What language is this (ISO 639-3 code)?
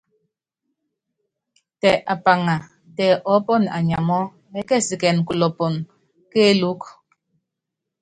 yav